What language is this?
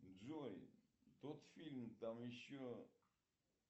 Russian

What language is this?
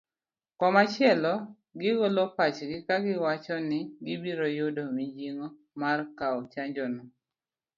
Luo (Kenya and Tanzania)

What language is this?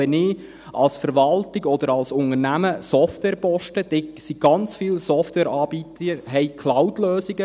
Swiss German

